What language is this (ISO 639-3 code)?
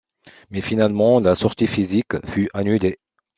fra